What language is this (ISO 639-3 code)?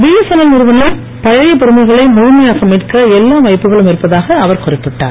tam